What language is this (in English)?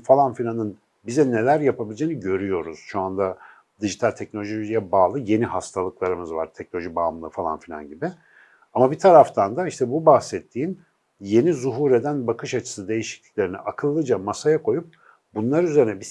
Turkish